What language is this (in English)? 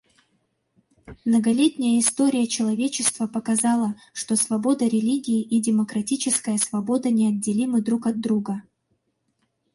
Russian